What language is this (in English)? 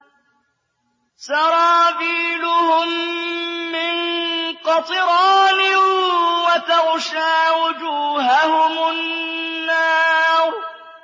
Arabic